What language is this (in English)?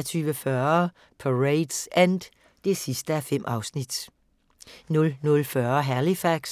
Danish